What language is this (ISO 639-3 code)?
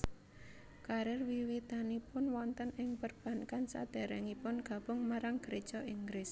jav